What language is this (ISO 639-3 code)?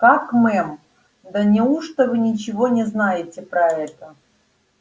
rus